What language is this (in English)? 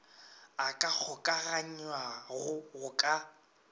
Northern Sotho